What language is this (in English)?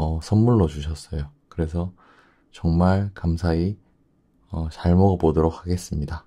Korean